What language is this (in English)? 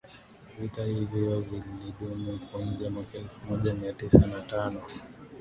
Swahili